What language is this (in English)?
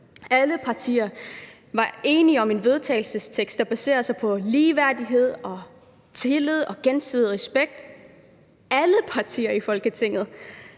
Danish